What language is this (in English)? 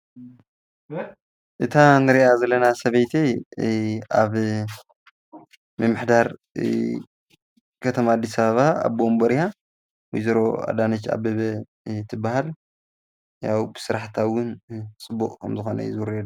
Tigrinya